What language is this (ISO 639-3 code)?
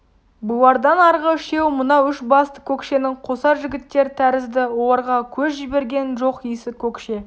kaz